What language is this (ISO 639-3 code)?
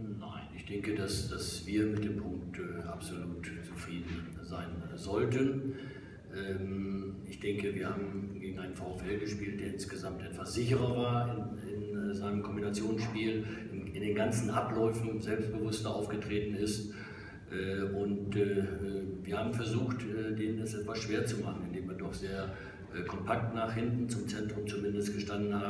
deu